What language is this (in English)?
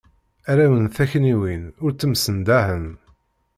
Kabyle